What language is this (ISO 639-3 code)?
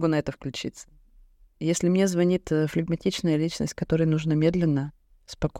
rus